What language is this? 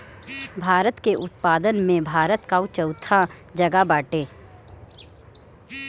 Bhojpuri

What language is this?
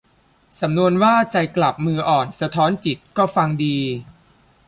Thai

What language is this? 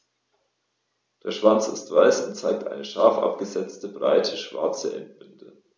German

